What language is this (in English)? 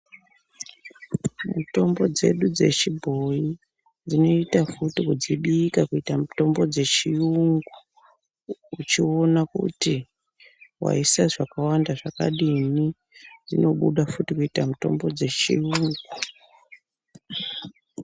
Ndau